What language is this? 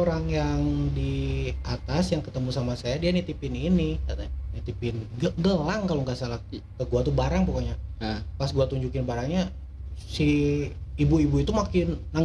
Indonesian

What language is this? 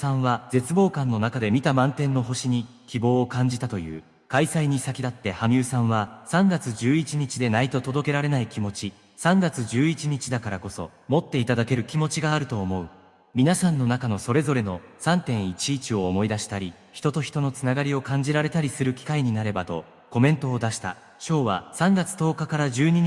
Japanese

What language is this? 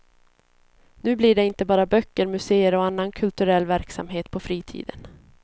Swedish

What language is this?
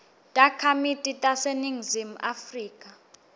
Swati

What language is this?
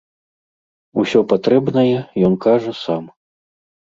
Belarusian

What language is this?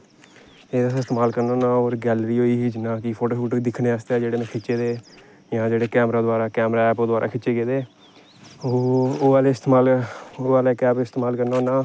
Dogri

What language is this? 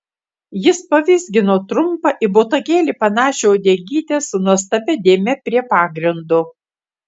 Lithuanian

